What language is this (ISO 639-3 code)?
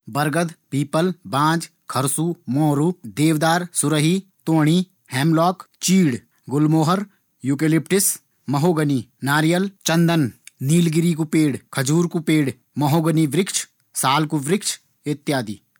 gbm